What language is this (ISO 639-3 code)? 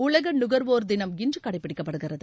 tam